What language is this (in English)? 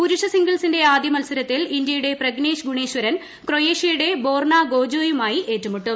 Malayalam